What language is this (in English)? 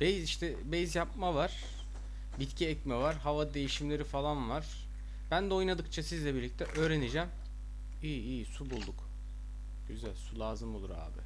Turkish